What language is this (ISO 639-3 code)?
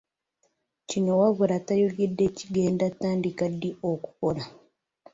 lug